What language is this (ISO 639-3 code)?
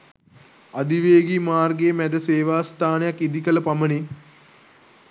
sin